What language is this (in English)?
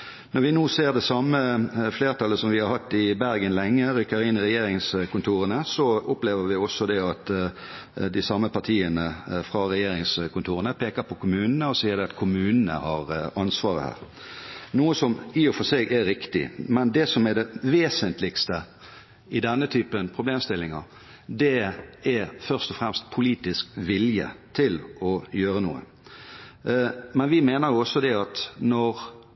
Norwegian Bokmål